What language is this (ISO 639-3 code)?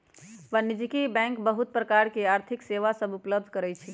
mag